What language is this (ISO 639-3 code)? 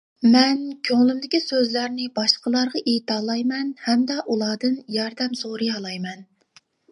uig